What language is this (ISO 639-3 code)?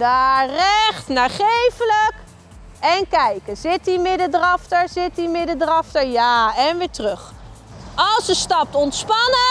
nld